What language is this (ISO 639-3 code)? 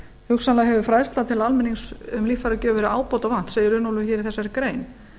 isl